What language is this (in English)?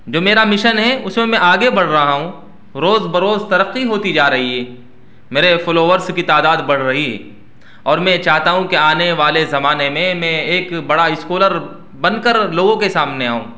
Urdu